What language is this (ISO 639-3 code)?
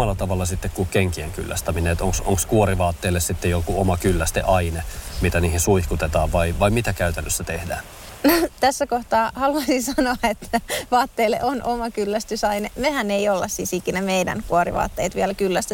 fin